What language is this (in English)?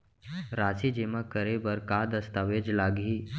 Chhattisgarhi